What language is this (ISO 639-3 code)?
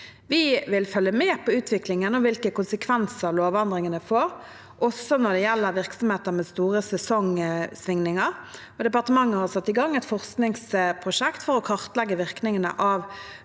nor